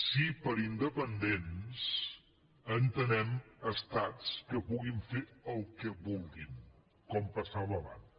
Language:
Catalan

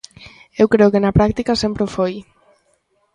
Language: Galician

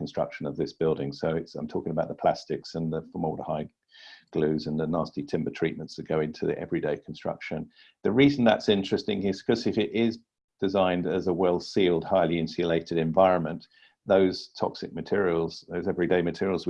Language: English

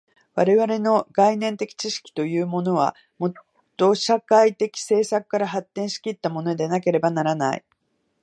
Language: Japanese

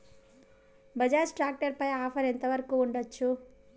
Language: Telugu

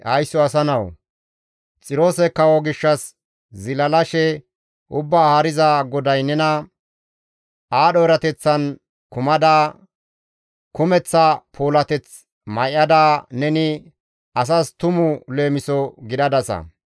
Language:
Gamo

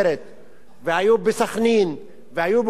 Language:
Hebrew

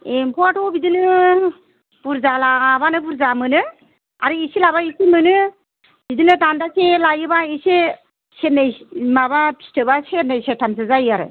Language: Bodo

